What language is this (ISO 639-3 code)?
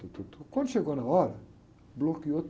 por